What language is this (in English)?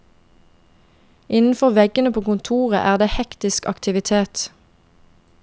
Norwegian